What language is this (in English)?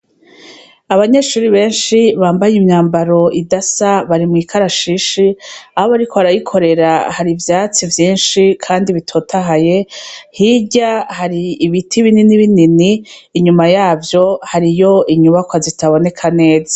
Rundi